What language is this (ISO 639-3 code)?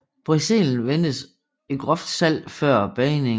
dan